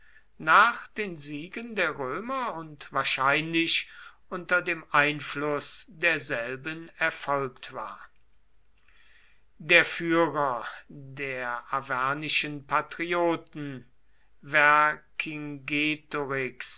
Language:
German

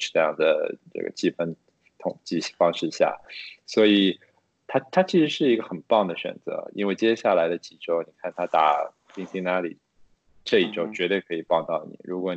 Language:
Chinese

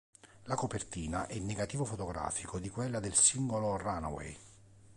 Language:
Italian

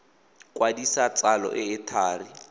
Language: Tswana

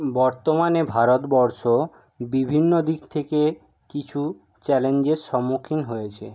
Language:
Bangla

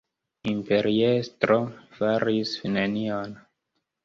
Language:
Esperanto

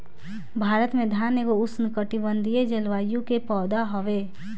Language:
Bhojpuri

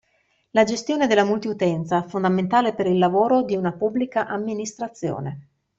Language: Italian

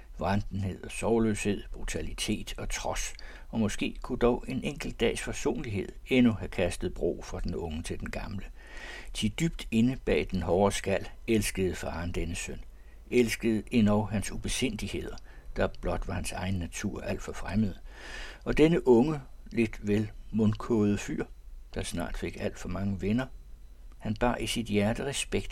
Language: Danish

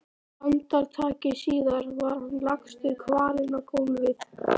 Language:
Icelandic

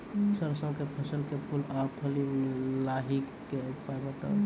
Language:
Maithili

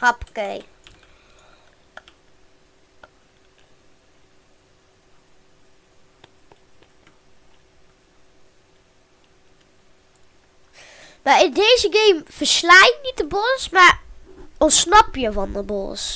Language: Dutch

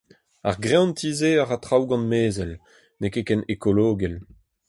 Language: Breton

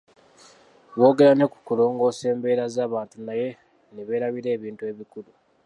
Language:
Ganda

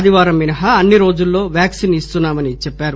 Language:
Telugu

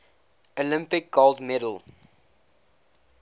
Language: English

